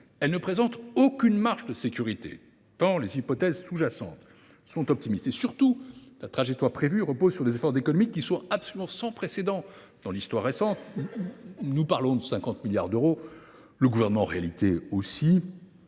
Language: French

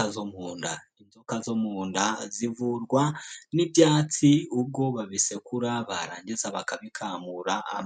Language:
Kinyarwanda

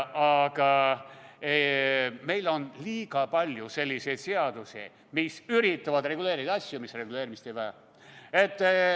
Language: Estonian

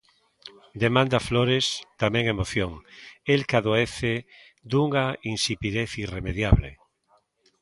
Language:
Galician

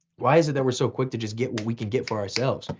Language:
English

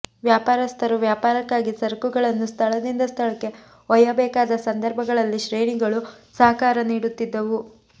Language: Kannada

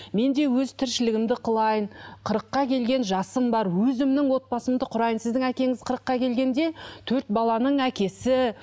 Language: Kazakh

